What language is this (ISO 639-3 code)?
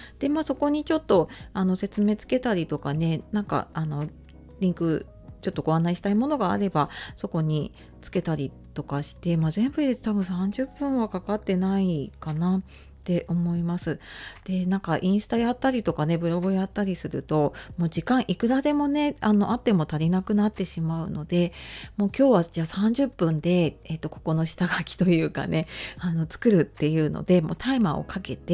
jpn